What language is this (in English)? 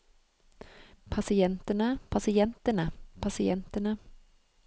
Norwegian